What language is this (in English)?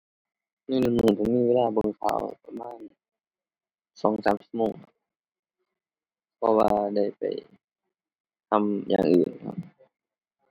Thai